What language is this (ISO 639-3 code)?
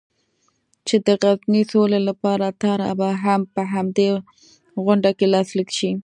pus